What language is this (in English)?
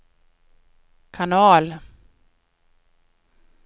Swedish